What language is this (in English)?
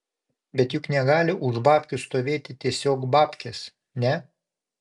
Lithuanian